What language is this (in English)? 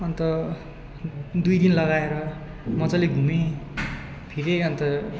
Nepali